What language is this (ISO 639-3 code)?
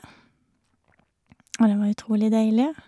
nor